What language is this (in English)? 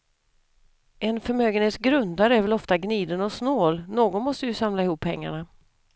Swedish